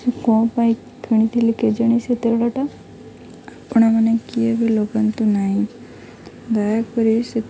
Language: Odia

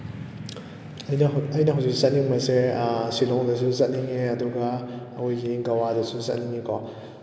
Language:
Manipuri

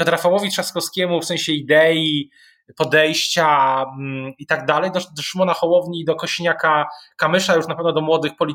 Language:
Polish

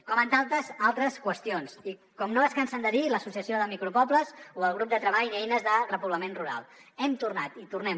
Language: Catalan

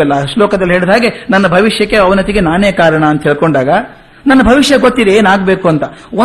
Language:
Kannada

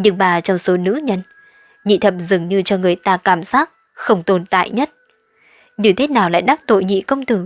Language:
Vietnamese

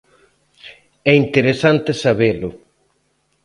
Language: Galician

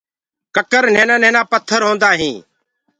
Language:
Gurgula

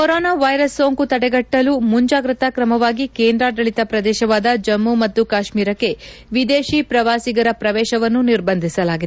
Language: Kannada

